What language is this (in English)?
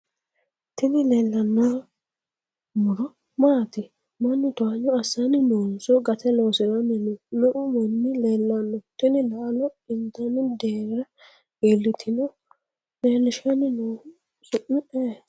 Sidamo